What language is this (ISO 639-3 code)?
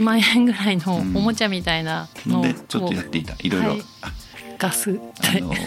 jpn